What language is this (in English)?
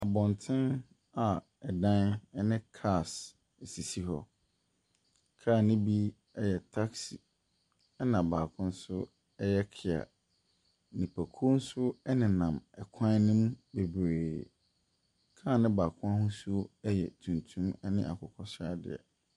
Akan